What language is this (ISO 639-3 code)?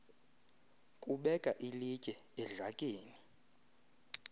xho